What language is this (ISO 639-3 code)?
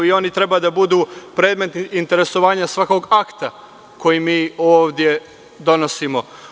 srp